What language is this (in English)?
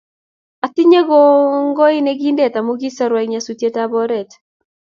Kalenjin